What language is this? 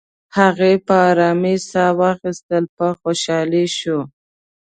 Pashto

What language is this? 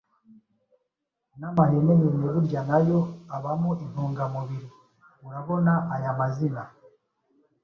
Kinyarwanda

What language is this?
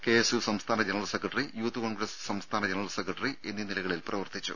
Malayalam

